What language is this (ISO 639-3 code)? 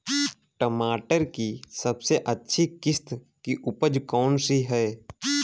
hin